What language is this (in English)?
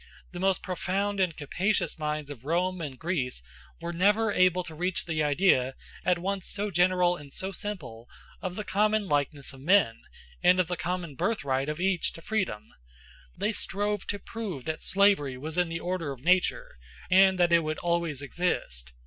English